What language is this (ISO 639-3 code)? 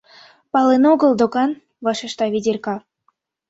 chm